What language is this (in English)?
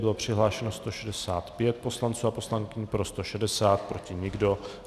Czech